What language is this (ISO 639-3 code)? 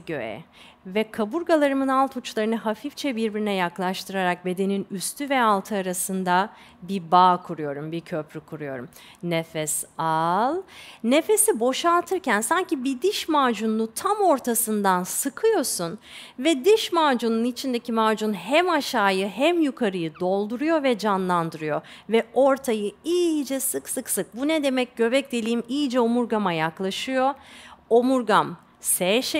tur